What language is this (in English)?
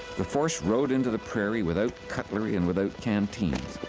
English